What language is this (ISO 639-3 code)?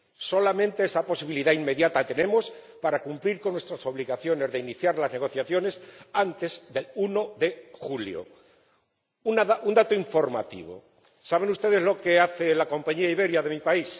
spa